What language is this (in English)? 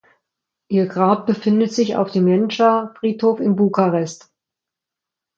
German